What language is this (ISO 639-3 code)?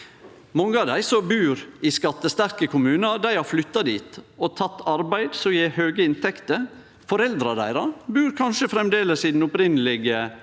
nor